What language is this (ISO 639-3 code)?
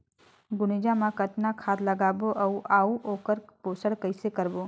hne